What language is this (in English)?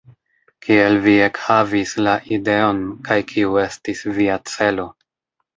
Esperanto